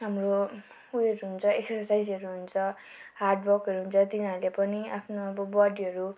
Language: Nepali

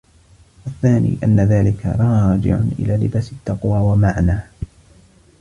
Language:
Arabic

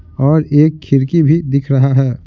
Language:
Hindi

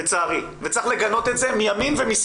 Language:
Hebrew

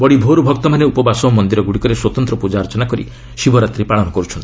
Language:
Odia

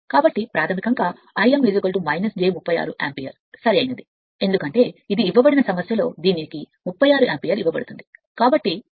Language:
Telugu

